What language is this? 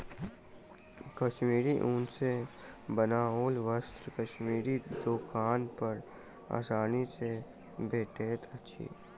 Maithili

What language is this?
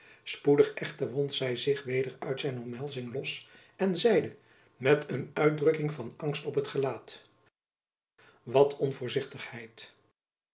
Dutch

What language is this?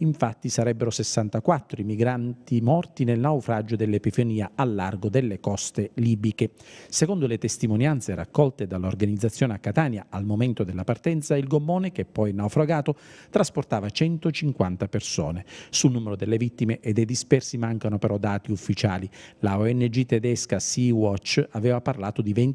Italian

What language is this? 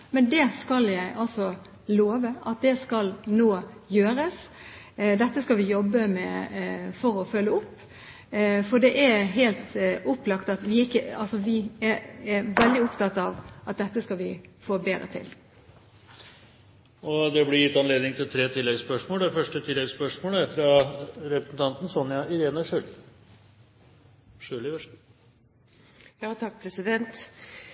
Norwegian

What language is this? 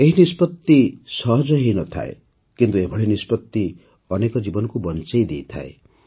Odia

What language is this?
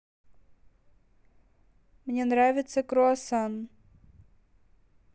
Russian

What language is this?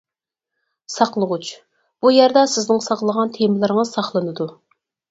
Uyghur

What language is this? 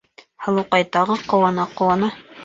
Bashkir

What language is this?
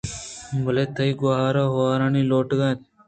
Eastern Balochi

